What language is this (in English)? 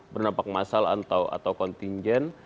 Indonesian